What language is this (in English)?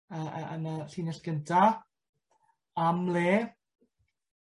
Welsh